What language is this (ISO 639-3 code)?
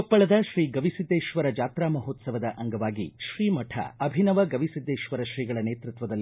kan